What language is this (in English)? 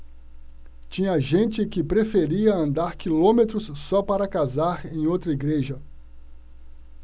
Portuguese